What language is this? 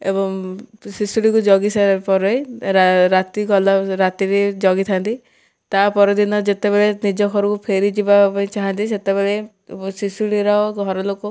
Odia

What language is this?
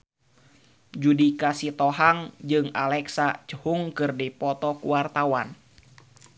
Sundanese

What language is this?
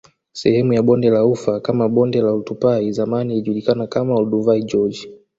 Swahili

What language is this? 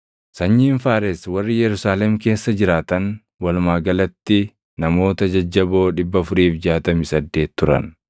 Oromo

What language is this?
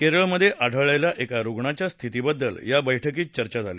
Marathi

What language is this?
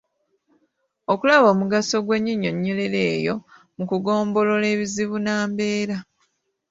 Ganda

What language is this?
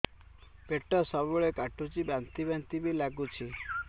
Odia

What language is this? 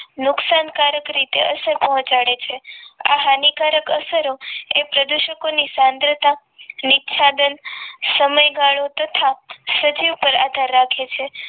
Gujarati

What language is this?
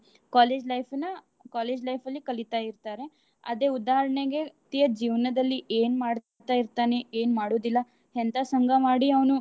Kannada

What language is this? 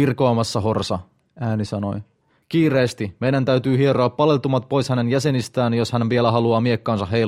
Finnish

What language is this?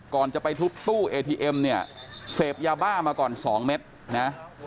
Thai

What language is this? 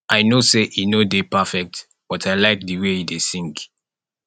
Nigerian Pidgin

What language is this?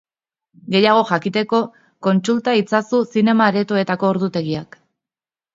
Basque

